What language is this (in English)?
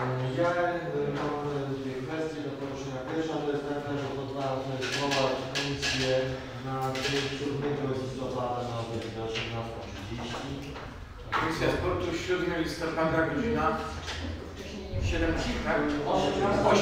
Polish